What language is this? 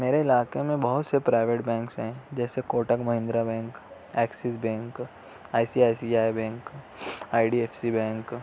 Urdu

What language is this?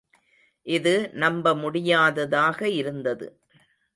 Tamil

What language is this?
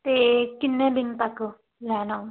Punjabi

